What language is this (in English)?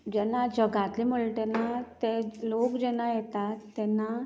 Konkani